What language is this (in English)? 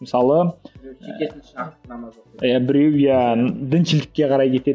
Kazakh